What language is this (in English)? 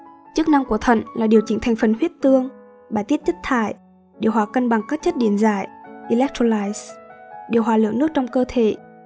Vietnamese